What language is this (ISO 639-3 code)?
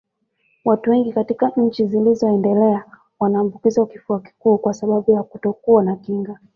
swa